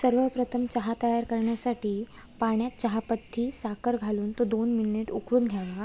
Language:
Marathi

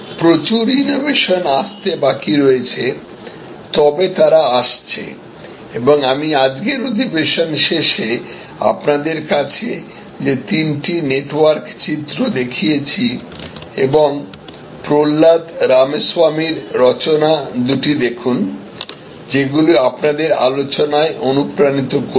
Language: Bangla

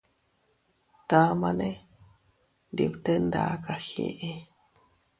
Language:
Teutila Cuicatec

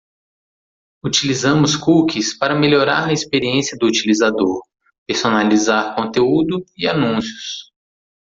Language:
Portuguese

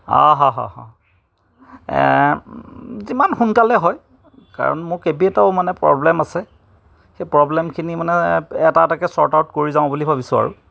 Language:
Assamese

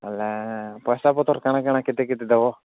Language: Odia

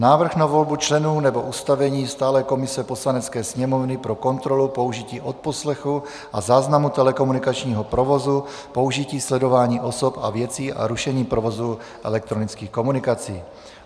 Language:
Czech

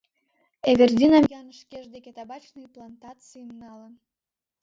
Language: Mari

